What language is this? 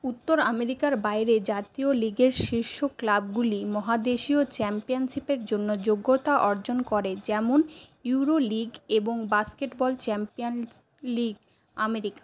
Bangla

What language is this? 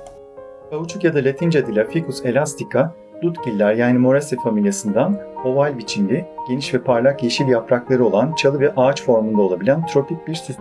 Turkish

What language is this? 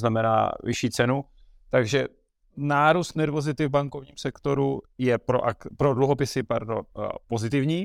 Czech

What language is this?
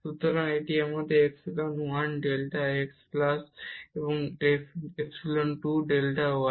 Bangla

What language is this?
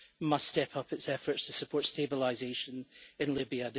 English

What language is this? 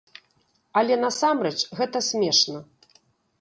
Belarusian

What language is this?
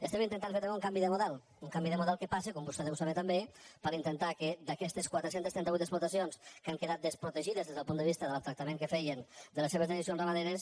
Catalan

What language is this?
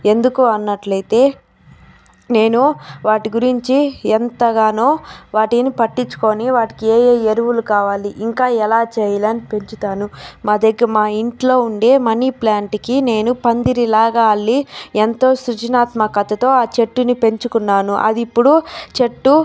Telugu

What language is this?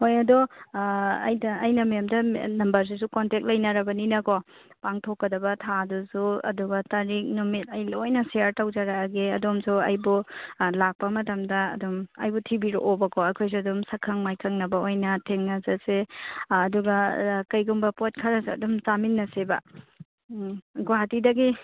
Manipuri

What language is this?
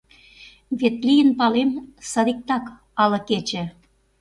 Mari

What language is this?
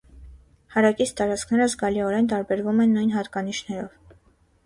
Armenian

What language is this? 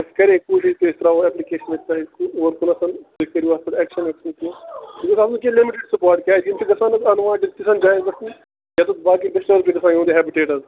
Kashmiri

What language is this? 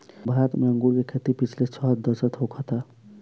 Bhojpuri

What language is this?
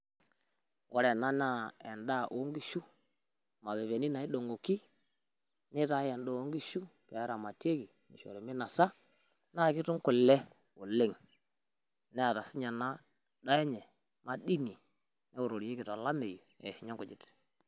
Masai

